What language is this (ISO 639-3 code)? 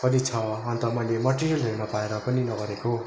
nep